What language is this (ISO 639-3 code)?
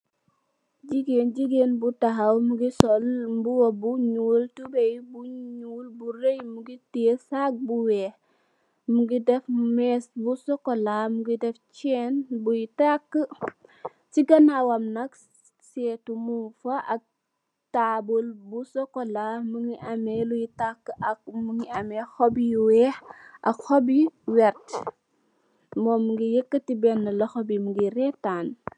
wol